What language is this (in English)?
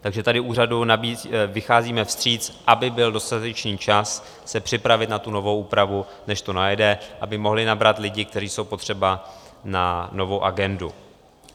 Czech